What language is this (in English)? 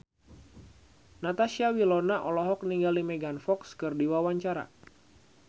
Sundanese